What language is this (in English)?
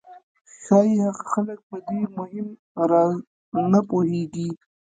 Pashto